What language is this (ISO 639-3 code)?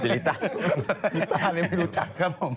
tha